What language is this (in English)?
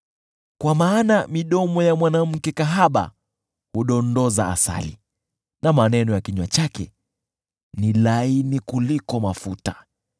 Swahili